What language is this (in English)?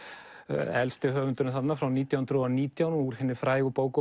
Icelandic